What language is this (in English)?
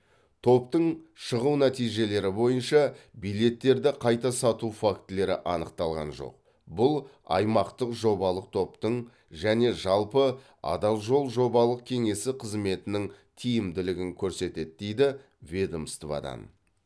Kazakh